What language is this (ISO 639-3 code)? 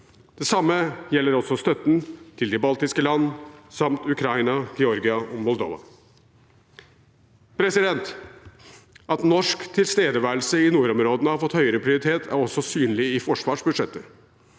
nor